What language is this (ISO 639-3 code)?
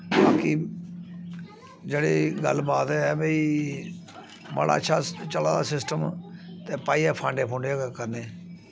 doi